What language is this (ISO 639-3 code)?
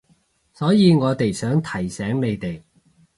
yue